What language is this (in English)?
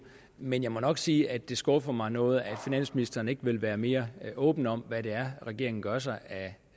Danish